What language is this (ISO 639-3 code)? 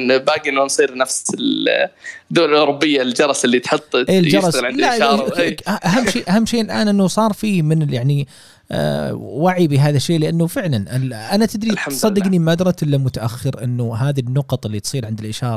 ara